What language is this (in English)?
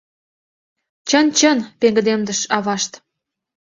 Mari